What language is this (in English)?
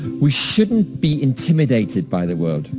English